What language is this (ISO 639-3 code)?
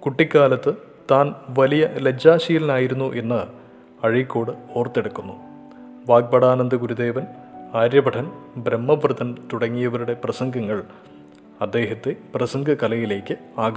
mal